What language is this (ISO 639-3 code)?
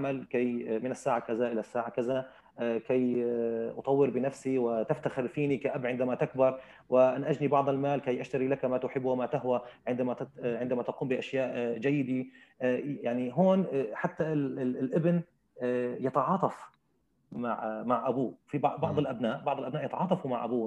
ara